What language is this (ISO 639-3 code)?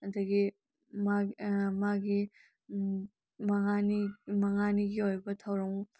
mni